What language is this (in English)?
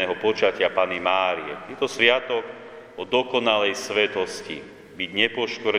Slovak